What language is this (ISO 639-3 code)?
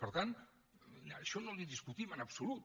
cat